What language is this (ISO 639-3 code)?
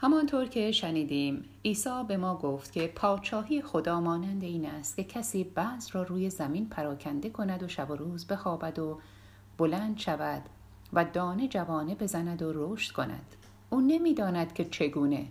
fas